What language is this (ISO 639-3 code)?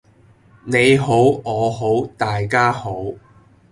yue